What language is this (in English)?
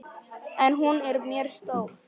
Icelandic